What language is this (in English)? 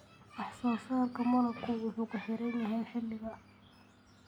Somali